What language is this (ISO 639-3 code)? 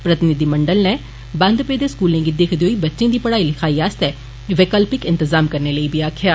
doi